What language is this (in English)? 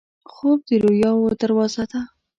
Pashto